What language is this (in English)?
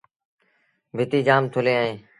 Sindhi Bhil